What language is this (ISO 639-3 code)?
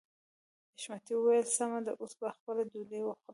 pus